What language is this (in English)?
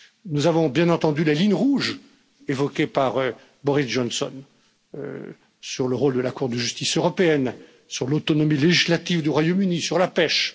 French